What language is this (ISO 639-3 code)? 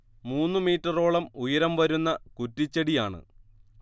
mal